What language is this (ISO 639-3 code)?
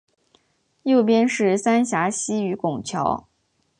zho